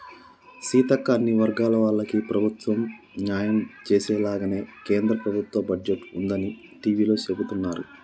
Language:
Telugu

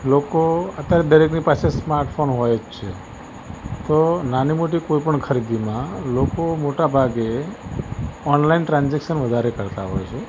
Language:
Gujarati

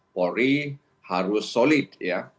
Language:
Indonesian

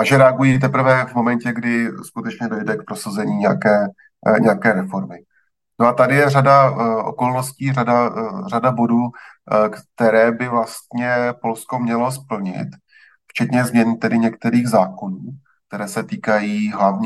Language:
Czech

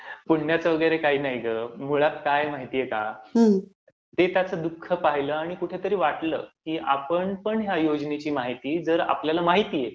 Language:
Marathi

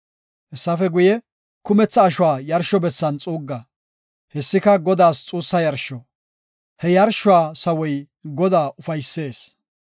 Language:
Gofa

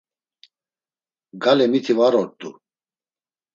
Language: Laz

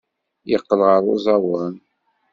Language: Kabyle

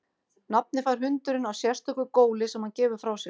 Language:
Icelandic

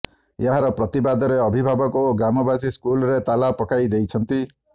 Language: Odia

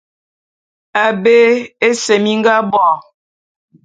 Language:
Bulu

